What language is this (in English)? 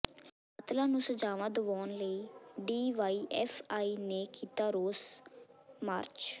Punjabi